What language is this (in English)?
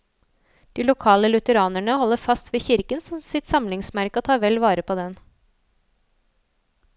Norwegian